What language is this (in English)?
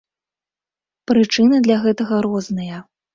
Belarusian